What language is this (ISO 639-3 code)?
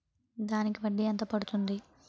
tel